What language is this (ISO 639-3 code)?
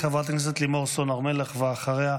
heb